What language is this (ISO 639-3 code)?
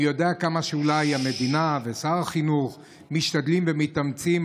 heb